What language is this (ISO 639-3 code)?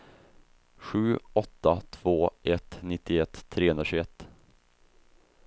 swe